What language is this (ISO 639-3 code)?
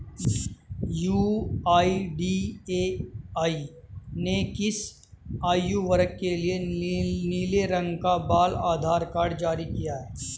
hin